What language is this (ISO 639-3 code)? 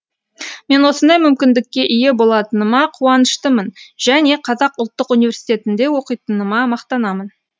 kaz